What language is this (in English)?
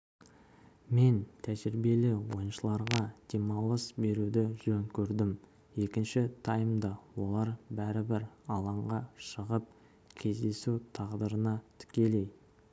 Kazakh